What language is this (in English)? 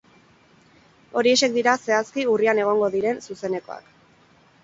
Basque